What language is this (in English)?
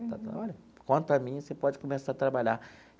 Portuguese